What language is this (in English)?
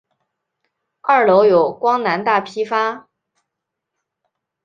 Chinese